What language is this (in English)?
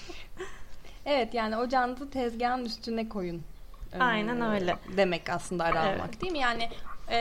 Turkish